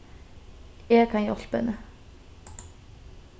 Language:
Faroese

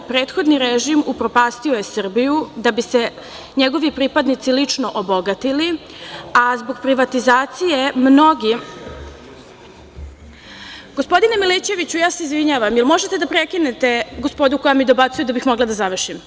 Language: Serbian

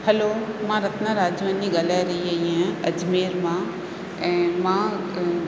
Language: Sindhi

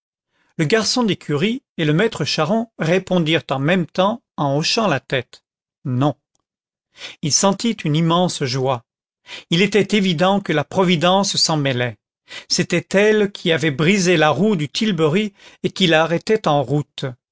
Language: French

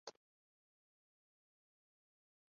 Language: Urdu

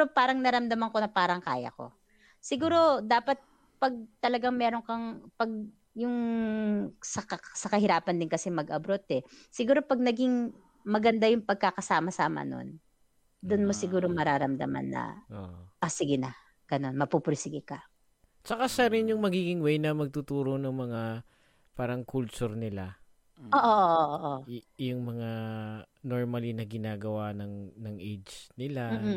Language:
Filipino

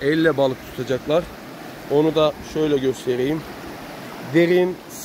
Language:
Turkish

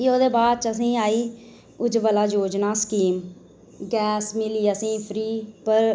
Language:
Dogri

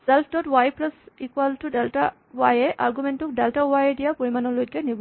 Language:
Assamese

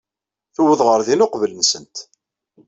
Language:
Kabyle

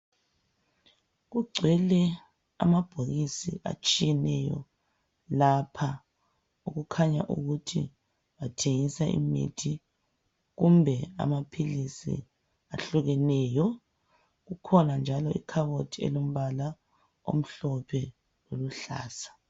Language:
North Ndebele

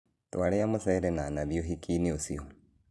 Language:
Kikuyu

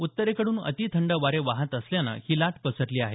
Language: Marathi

